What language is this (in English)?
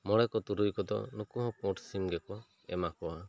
Santali